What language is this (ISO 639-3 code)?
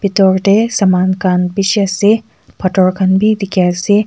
nag